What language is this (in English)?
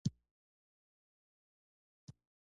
Pashto